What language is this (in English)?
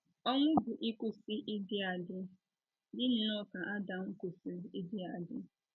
Igbo